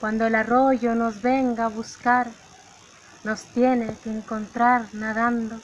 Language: Spanish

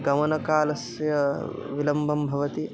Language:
Sanskrit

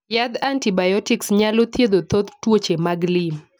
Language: Luo (Kenya and Tanzania)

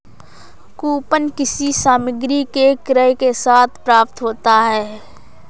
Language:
Hindi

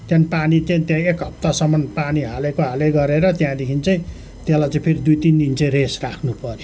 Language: Nepali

